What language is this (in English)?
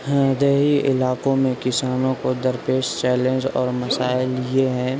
Urdu